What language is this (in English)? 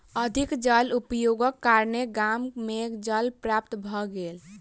Maithili